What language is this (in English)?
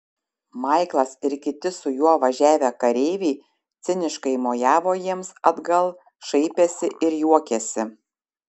Lithuanian